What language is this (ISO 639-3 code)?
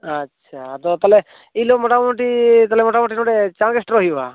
sat